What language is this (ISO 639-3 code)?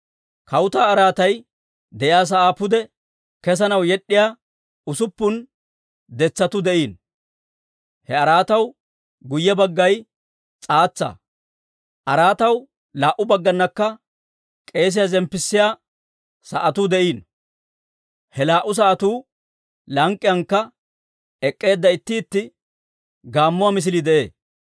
dwr